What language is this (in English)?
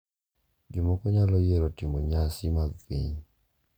Luo (Kenya and Tanzania)